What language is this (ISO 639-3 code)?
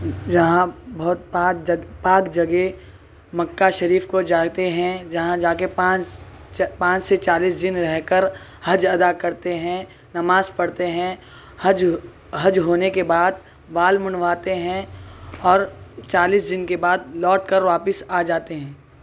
urd